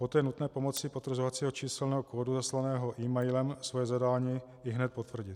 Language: Czech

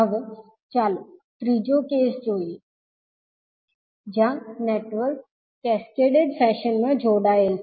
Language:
Gujarati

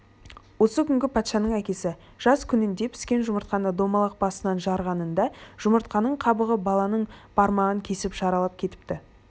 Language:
Kazakh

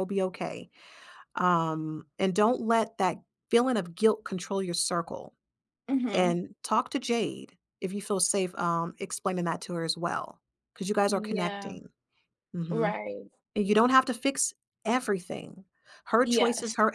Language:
English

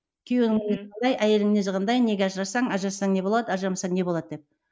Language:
Kazakh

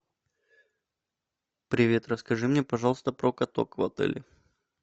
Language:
Russian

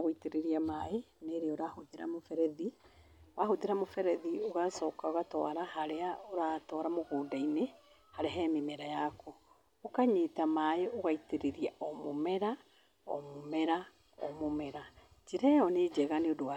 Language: Kikuyu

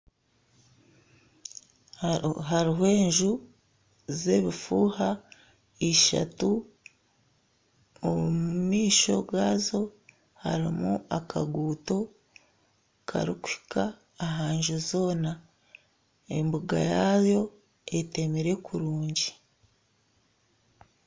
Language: Nyankole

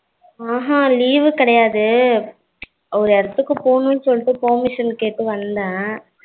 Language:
Tamil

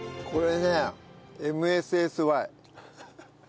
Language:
Japanese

